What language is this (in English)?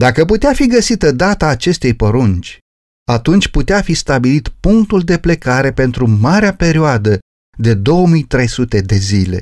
Romanian